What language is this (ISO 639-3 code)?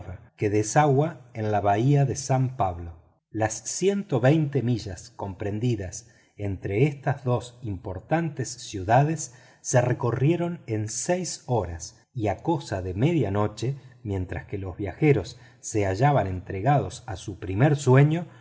spa